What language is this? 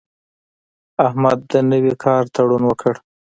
Pashto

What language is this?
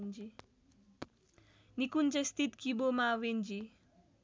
Nepali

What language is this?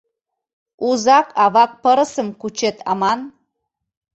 Mari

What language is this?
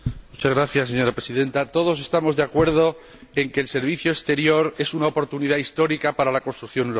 Spanish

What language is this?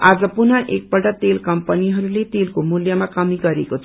Nepali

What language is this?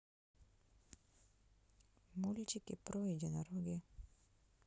Russian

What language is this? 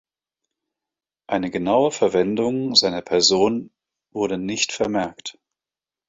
German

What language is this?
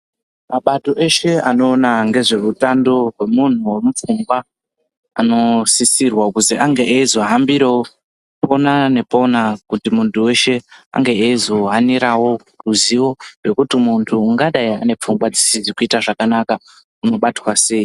Ndau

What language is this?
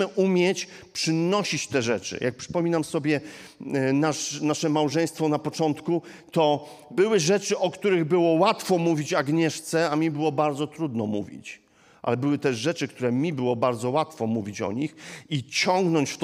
Polish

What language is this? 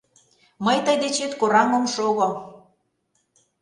Mari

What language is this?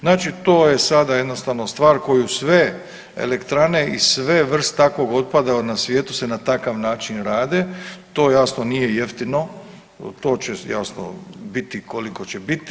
Croatian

